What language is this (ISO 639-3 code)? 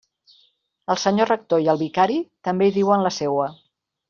cat